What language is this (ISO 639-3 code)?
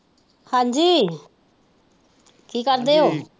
pan